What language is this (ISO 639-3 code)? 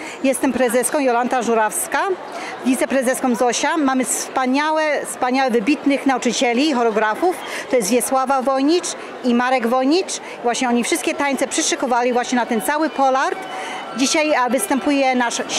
pol